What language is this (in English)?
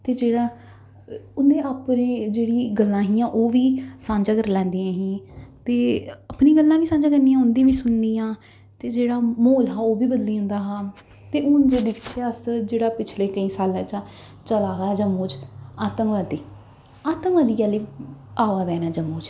Dogri